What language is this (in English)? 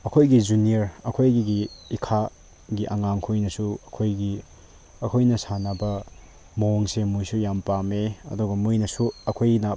Manipuri